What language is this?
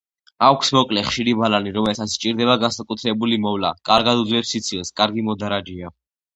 Georgian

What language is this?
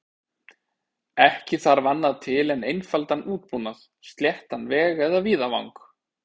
Icelandic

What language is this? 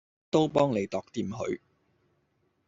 Cantonese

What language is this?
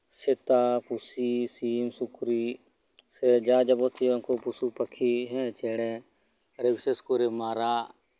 Santali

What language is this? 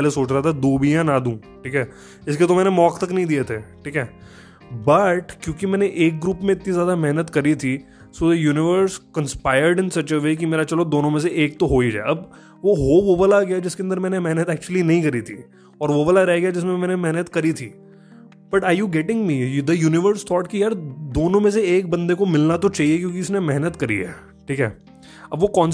Hindi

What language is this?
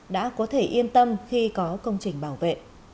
Vietnamese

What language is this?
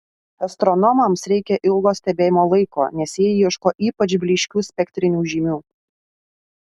Lithuanian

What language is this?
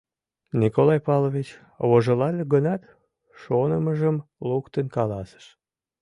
Mari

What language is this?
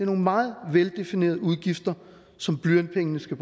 Danish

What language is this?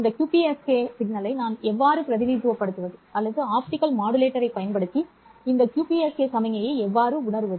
Tamil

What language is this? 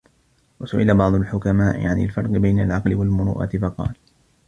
Arabic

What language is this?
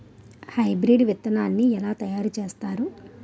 Telugu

